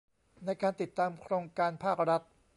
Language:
Thai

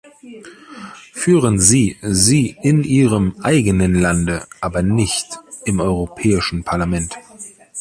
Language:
German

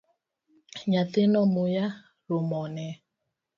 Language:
Luo (Kenya and Tanzania)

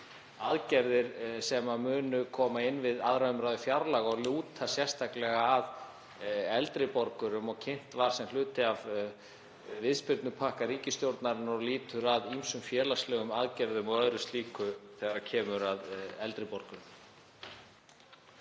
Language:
Icelandic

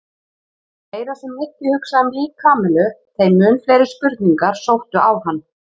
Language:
Icelandic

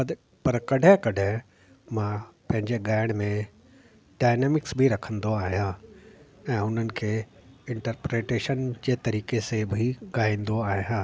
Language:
Sindhi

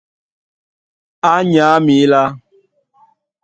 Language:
Duala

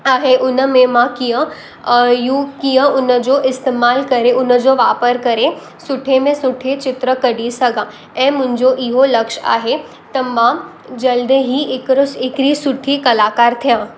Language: Sindhi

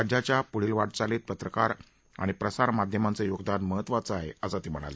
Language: Marathi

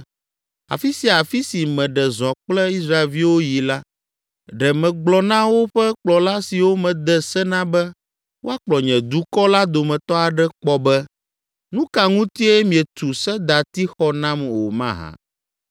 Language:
Ewe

